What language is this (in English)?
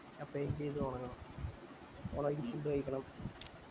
Malayalam